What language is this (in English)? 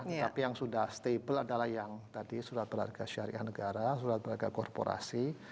Indonesian